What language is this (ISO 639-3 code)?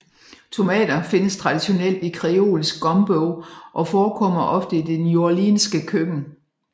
dan